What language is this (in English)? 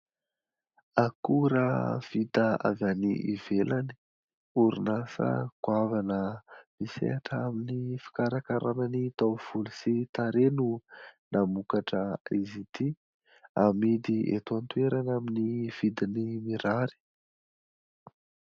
Malagasy